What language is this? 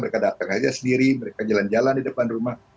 Indonesian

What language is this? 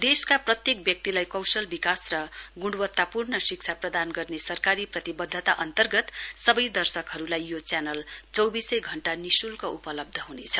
Nepali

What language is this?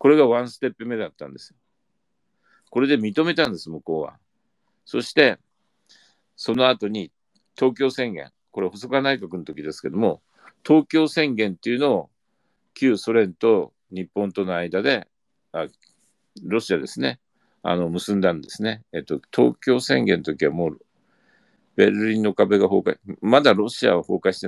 Japanese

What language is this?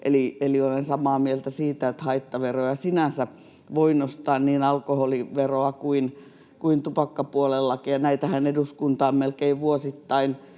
Finnish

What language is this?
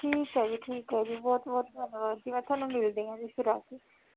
Punjabi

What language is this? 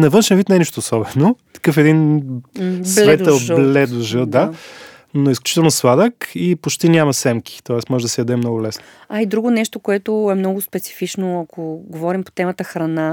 Bulgarian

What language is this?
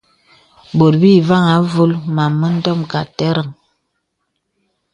Bebele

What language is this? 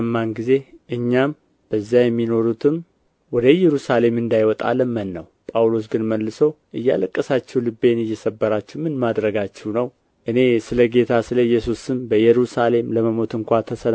Amharic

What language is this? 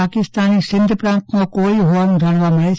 Gujarati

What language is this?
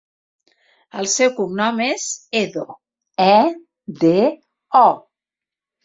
Catalan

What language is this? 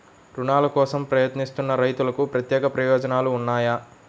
Telugu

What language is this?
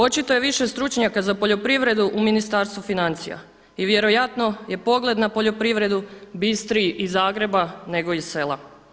Croatian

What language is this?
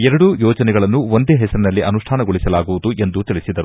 Kannada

